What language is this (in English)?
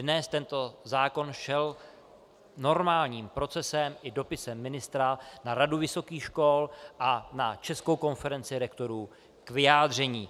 Czech